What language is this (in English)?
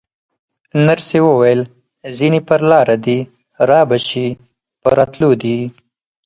Pashto